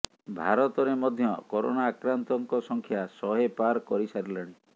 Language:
Odia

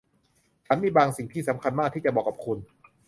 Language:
Thai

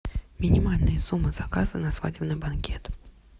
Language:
Russian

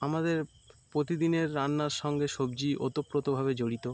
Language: Bangla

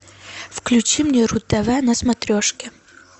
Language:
Russian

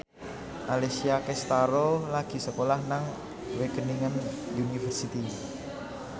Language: Javanese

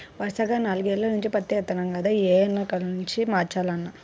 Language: Telugu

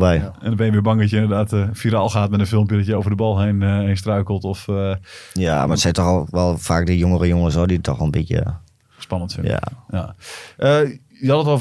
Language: Dutch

